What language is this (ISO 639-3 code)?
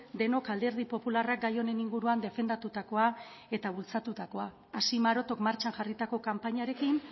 eus